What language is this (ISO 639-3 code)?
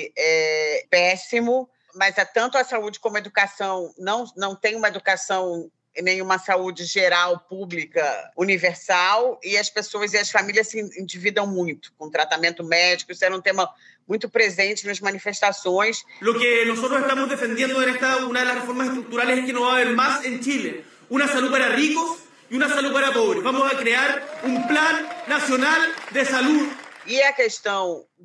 por